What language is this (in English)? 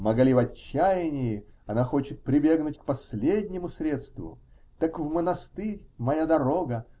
Russian